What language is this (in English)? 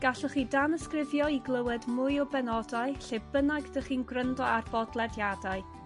Welsh